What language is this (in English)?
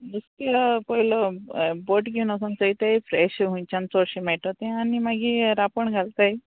Konkani